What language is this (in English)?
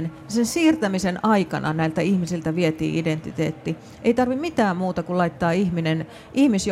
Finnish